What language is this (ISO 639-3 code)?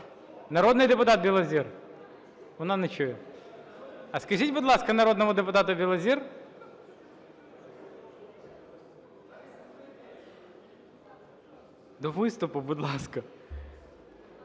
ukr